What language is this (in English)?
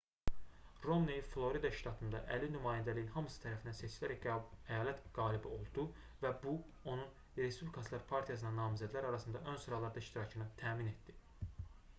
Azerbaijani